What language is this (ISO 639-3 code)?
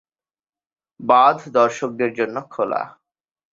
ben